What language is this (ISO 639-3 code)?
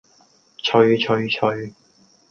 yue